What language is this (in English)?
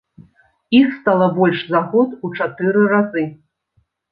Belarusian